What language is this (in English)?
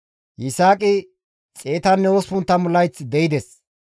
Gamo